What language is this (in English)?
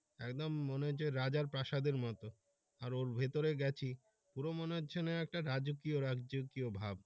Bangla